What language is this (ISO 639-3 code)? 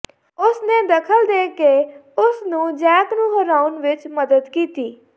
pan